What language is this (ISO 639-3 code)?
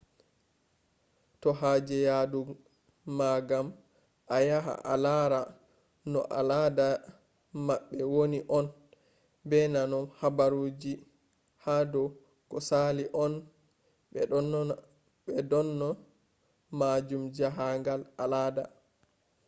ful